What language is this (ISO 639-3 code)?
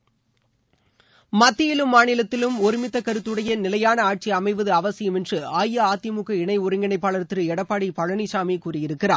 tam